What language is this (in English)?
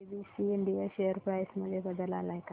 Marathi